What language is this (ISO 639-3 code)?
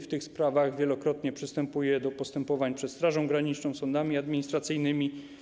pol